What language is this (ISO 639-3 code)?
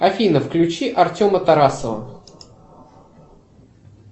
rus